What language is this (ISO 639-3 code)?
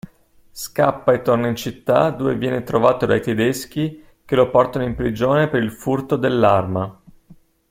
ita